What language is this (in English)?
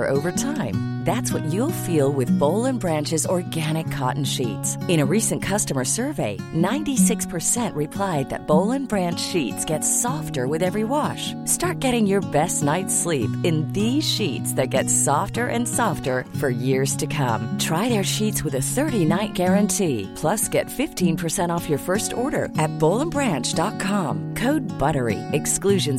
French